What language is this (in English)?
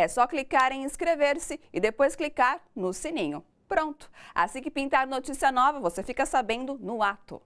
Portuguese